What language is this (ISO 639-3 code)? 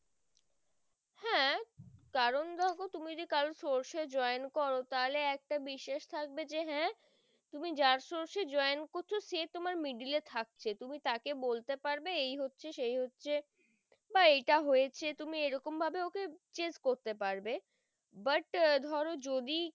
ben